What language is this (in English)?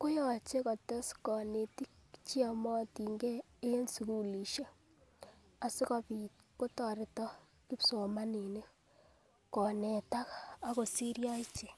Kalenjin